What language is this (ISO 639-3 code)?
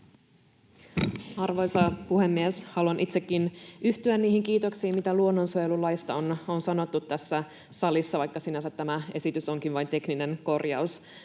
fin